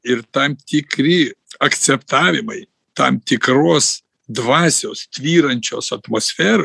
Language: Lithuanian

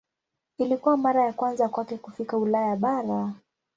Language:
Swahili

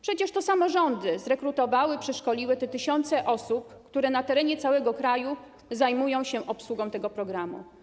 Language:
Polish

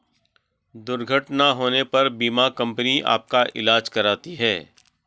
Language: Hindi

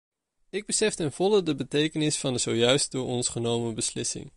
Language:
Dutch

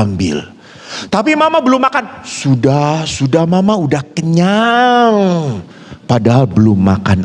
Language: Indonesian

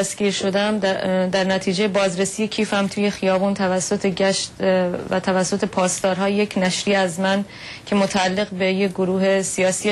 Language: Persian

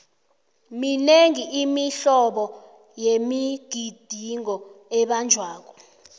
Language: South Ndebele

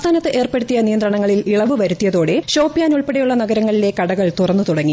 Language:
Malayalam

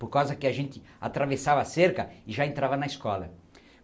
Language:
Portuguese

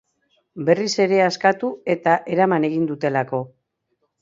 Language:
Basque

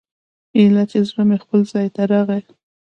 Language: Pashto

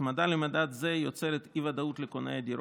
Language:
Hebrew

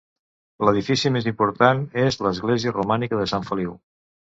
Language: Catalan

